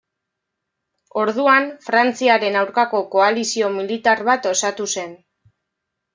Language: Basque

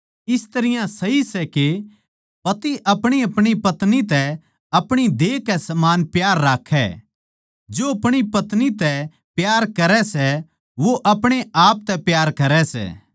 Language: Haryanvi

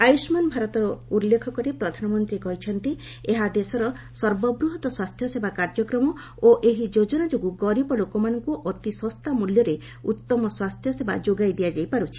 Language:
Odia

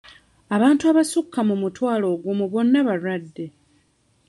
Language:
Ganda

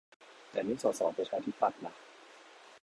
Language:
Thai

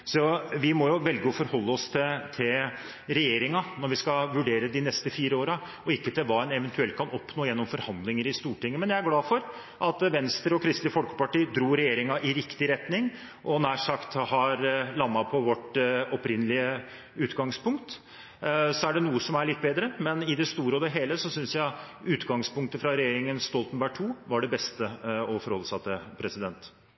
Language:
Norwegian Bokmål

